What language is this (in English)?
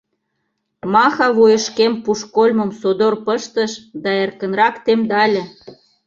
Mari